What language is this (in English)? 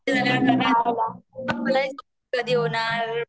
Marathi